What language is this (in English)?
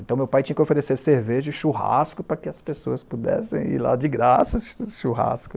Portuguese